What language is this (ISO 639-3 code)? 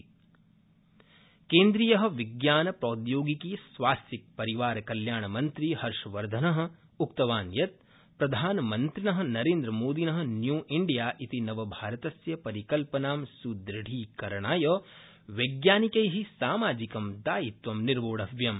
san